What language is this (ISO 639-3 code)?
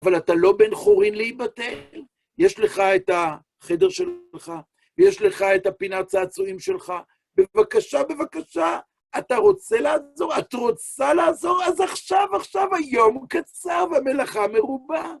heb